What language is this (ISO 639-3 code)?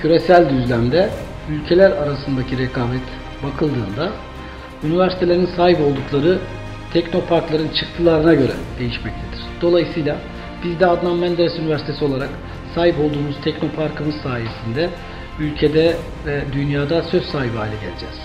tur